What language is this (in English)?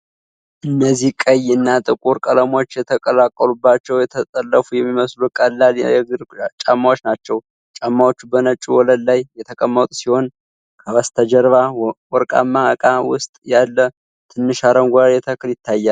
Amharic